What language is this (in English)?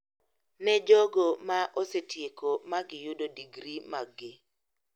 Luo (Kenya and Tanzania)